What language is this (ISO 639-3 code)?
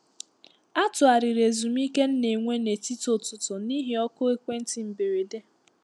ibo